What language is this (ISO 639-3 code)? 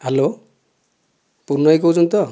ori